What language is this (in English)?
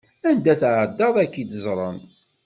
Kabyle